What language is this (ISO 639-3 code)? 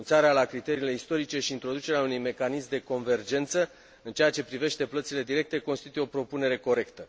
ron